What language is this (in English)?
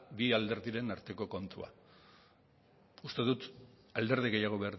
Basque